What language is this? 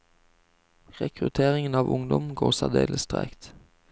Norwegian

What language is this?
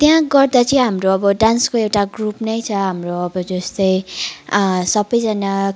Nepali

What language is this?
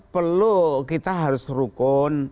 Indonesian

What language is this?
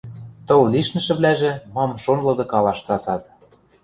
Western Mari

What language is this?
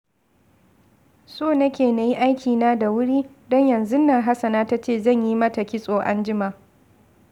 Hausa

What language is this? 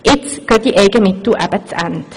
Swiss German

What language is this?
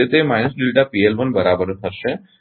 Gujarati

